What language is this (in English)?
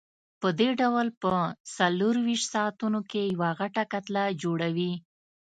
Pashto